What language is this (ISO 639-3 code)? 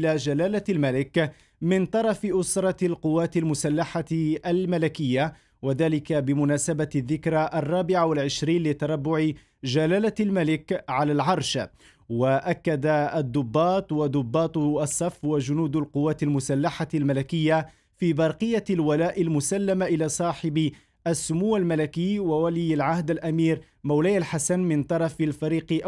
ara